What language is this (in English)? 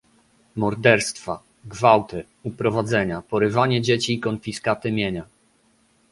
Polish